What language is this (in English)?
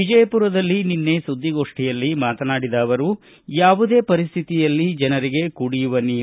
Kannada